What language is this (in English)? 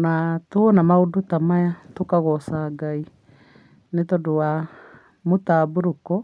Kikuyu